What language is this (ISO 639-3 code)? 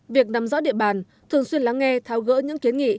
vie